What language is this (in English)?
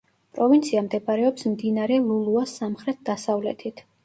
Georgian